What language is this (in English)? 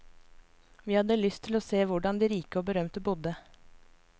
Norwegian